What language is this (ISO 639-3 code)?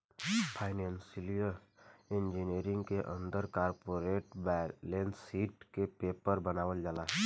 bho